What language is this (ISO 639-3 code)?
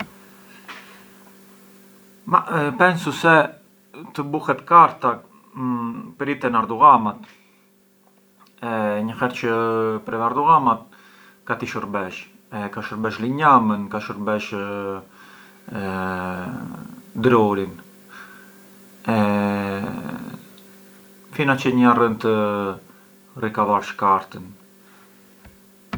aae